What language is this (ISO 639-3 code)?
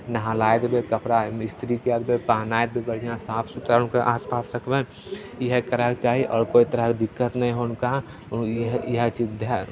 mai